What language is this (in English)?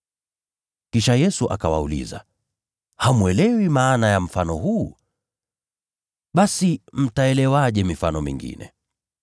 Swahili